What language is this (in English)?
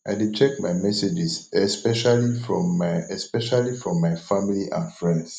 Nigerian Pidgin